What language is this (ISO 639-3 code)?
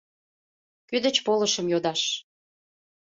chm